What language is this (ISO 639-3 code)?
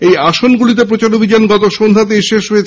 ben